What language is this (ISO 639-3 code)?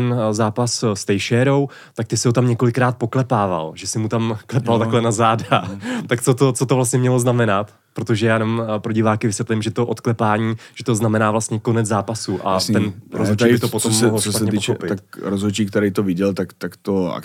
ces